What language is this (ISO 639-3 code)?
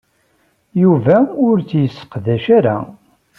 kab